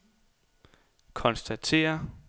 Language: Danish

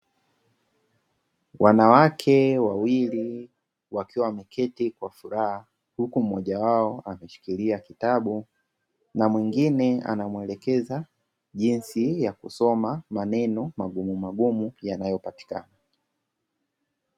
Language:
Swahili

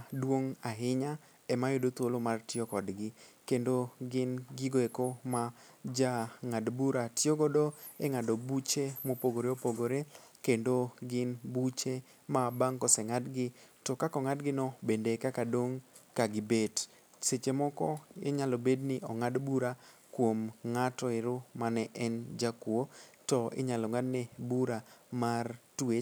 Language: Luo (Kenya and Tanzania)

